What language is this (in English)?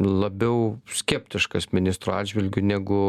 Lithuanian